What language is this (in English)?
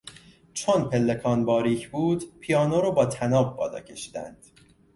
Persian